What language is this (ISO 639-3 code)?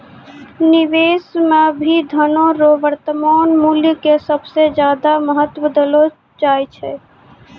mai